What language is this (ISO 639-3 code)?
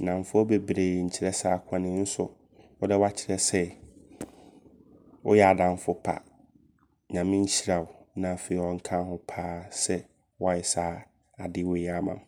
abr